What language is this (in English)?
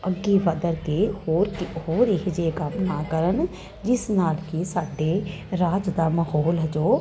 Punjabi